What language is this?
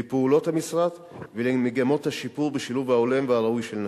Hebrew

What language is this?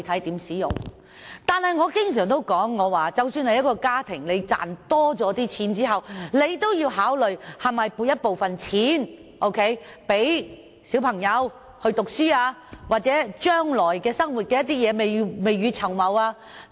Cantonese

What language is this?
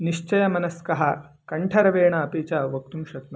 Sanskrit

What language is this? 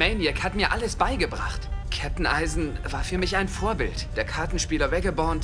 German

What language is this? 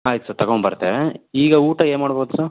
Kannada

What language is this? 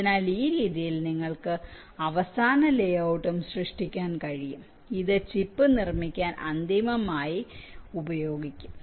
Malayalam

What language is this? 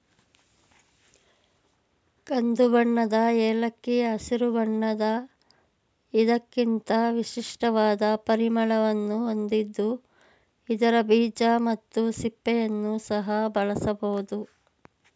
Kannada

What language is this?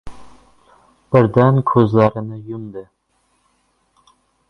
Uzbek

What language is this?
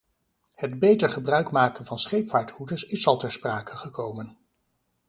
Dutch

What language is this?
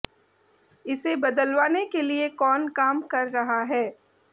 Hindi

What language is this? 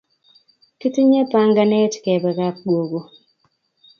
Kalenjin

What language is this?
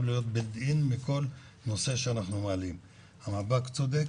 Hebrew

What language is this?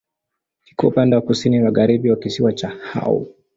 Swahili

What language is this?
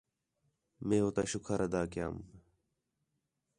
Khetrani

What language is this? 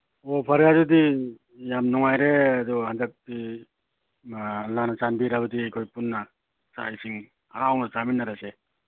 Manipuri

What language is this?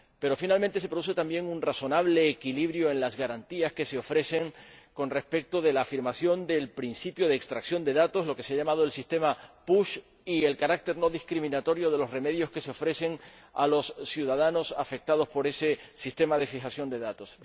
Spanish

